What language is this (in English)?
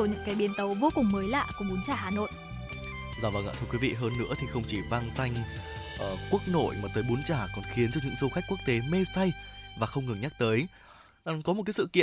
Vietnamese